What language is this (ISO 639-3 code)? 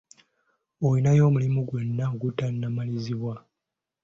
lug